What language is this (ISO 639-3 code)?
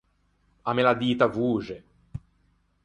lij